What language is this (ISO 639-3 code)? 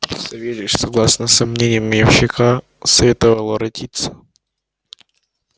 rus